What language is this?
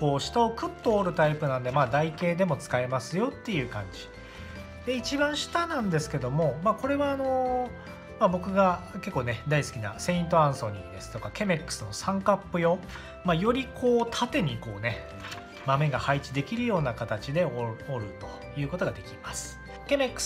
Japanese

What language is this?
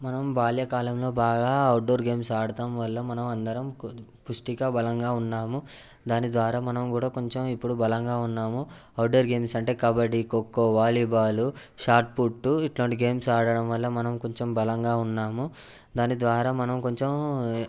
Telugu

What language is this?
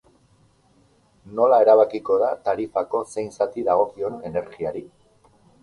Basque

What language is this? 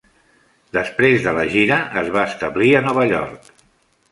Catalan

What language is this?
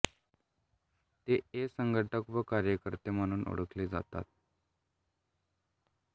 Marathi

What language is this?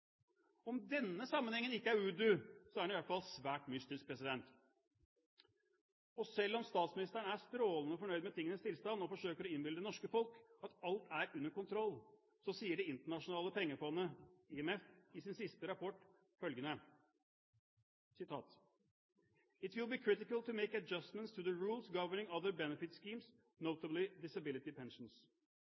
Norwegian Bokmål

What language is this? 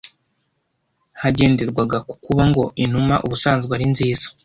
Kinyarwanda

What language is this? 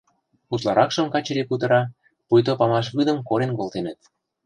Mari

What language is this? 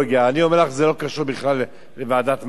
Hebrew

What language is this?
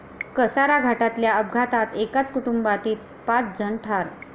Marathi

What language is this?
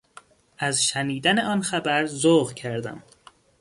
Persian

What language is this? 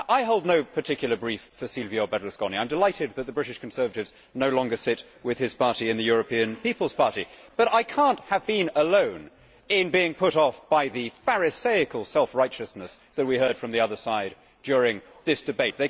English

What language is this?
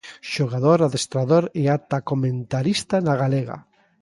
Galician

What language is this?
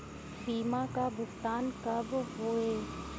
Bhojpuri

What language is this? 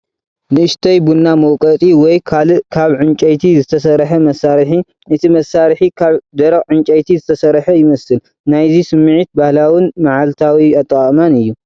Tigrinya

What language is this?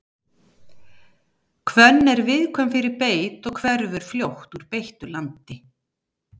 Icelandic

